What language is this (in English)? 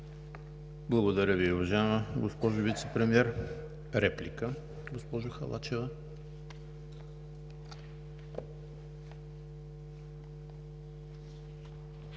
Bulgarian